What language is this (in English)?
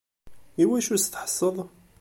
Kabyle